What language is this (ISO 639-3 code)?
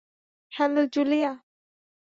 ben